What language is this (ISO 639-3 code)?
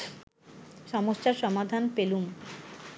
ben